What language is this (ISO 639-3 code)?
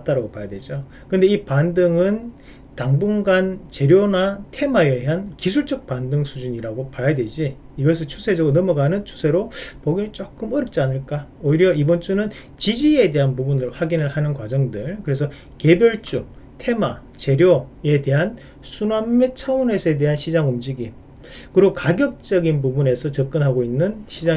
kor